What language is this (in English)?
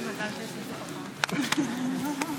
Hebrew